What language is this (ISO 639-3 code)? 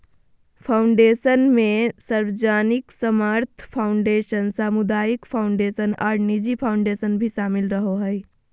mag